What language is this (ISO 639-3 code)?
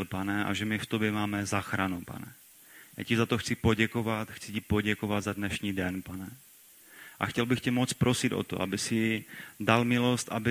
ces